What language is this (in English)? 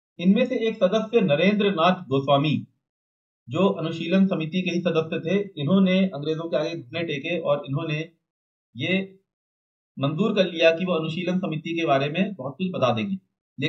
Hindi